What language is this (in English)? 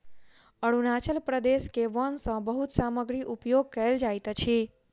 Maithili